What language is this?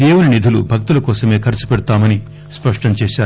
Telugu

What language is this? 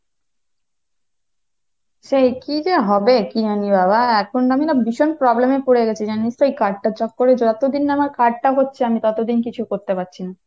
Bangla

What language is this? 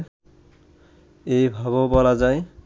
Bangla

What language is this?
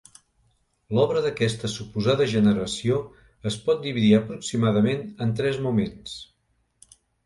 Catalan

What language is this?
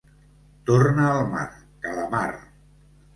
Catalan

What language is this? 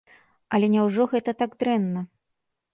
Belarusian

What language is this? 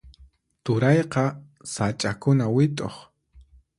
Puno Quechua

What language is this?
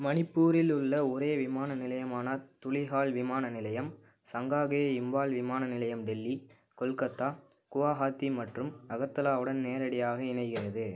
Tamil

